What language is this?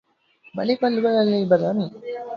Arabic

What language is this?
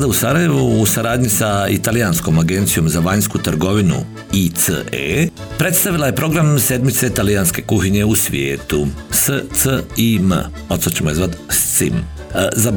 Croatian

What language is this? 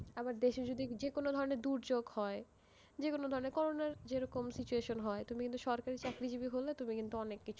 Bangla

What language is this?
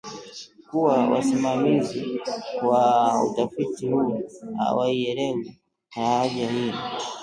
Swahili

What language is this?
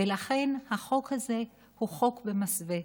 Hebrew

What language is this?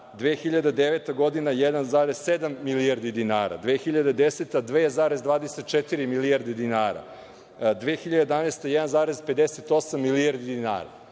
Serbian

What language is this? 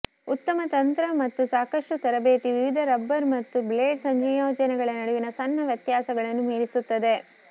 Kannada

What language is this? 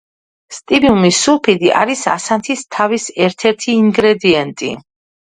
Georgian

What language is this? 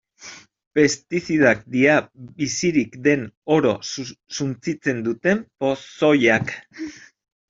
Basque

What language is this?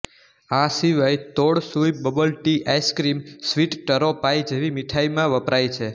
Gujarati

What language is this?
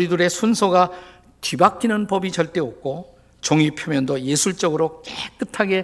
Korean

